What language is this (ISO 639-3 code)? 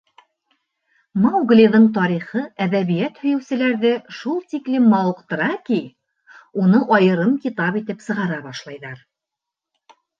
bak